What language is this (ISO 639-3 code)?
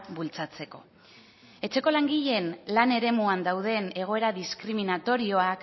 eus